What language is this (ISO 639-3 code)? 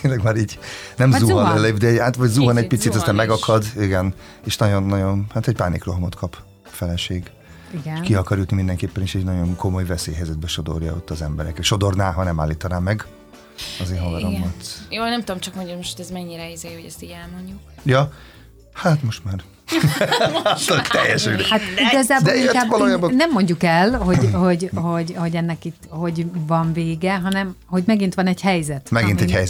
hun